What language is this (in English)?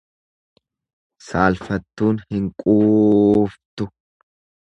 Oromo